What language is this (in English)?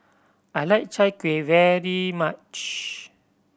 English